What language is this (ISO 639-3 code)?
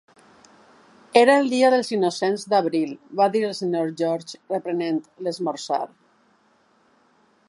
cat